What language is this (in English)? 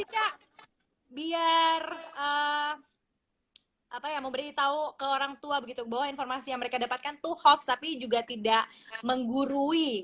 Indonesian